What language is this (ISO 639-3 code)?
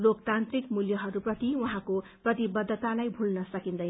nep